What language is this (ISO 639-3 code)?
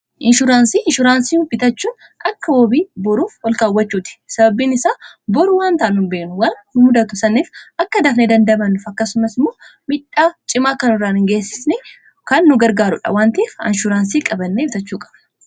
orm